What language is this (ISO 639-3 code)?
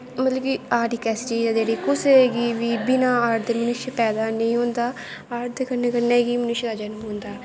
doi